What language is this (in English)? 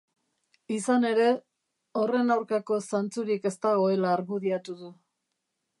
Basque